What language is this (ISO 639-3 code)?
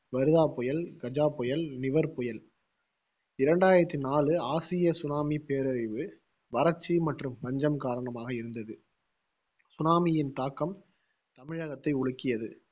tam